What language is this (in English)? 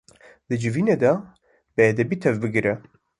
Kurdish